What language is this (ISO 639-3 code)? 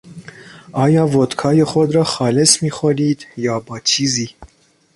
fas